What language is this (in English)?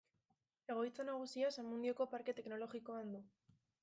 Basque